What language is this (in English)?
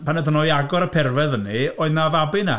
Welsh